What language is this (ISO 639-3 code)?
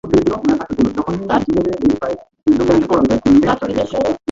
ben